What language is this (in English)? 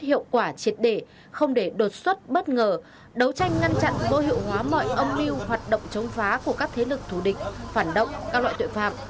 Vietnamese